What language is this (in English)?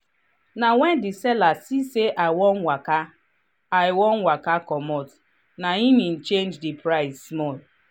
Nigerian Pidgin